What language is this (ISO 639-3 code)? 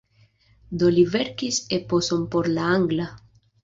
epo